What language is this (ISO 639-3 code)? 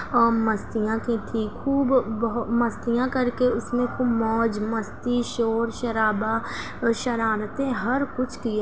urd